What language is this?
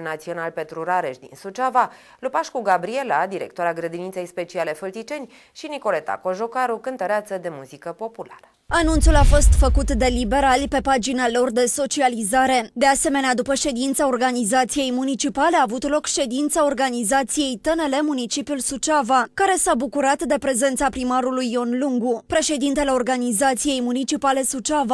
Romanian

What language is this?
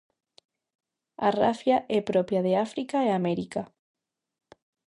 Galician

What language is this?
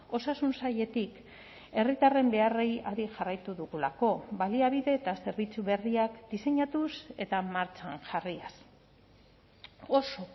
Basque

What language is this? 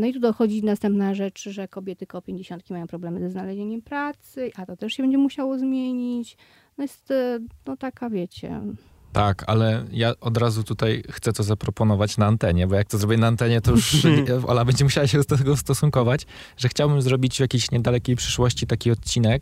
Polish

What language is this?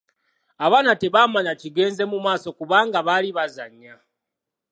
Ganda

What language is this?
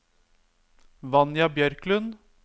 Norwegian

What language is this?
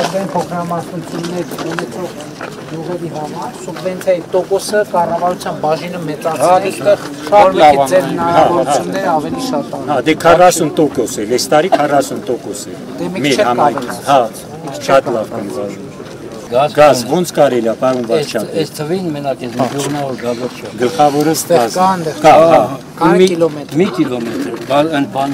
Romanian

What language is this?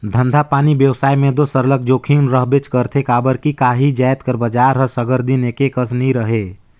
Chhattisgarhi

